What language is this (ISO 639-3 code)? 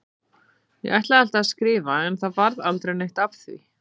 isl